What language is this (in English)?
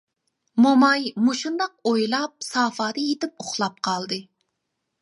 Uyghur